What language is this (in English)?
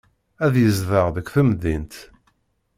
Kabyle